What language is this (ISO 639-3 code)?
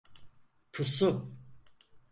tur